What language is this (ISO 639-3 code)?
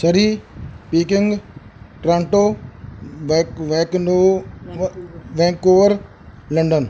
pan